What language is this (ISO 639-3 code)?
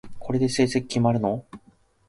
jpn